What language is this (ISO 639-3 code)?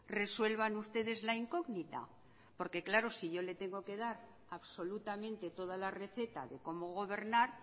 spa